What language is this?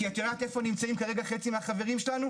Hebrew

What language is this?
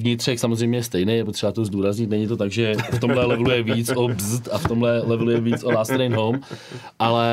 Czech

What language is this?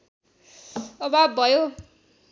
Nepali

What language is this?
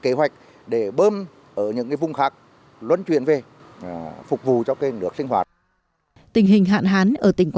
Vietnamese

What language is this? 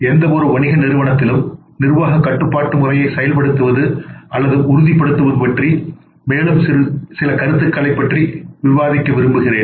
Tamil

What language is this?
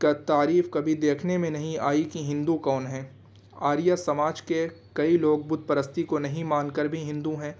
Urdu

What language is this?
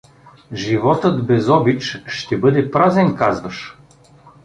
Bulgarian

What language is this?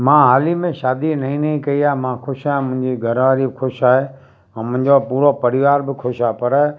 Sindhi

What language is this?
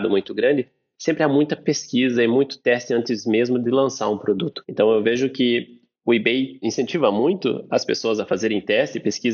Portuguese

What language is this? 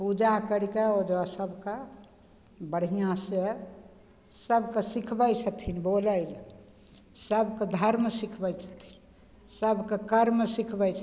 Maithili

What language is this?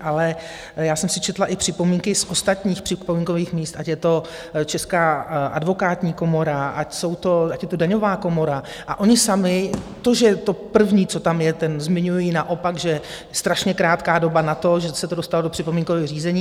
Czech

